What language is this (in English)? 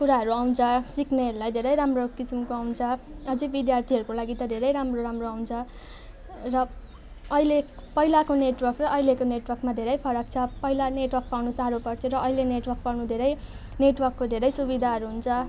Nepali